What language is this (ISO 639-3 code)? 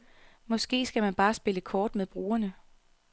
dan